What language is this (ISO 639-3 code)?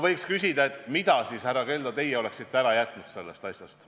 est